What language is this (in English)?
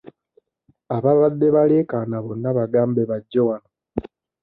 Ganda